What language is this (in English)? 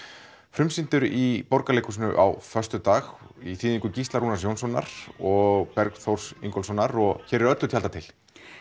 Icelandic